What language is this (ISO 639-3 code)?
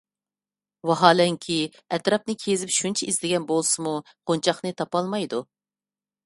uig